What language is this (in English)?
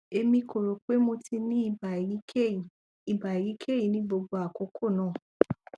Yoruba